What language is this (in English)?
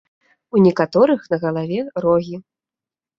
Belarusian